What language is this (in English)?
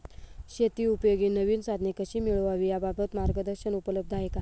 Marathi